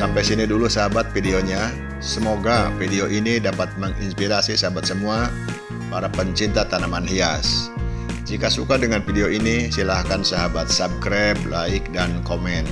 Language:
Indonesian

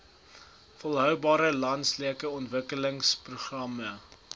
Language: Afrikaans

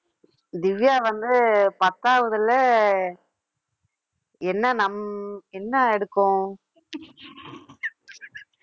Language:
Tamil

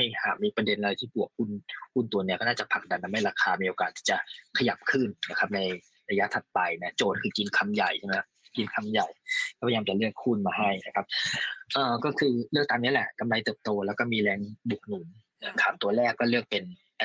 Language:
Thai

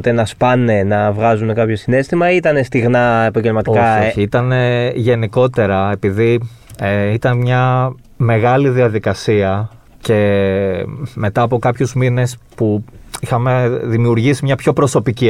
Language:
Greek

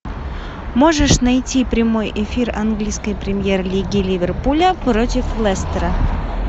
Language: Russian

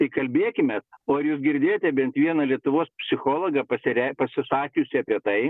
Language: Lithuanian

